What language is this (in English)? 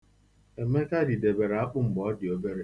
Igbo